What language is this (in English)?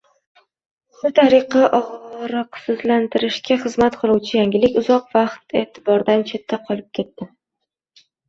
Uzbek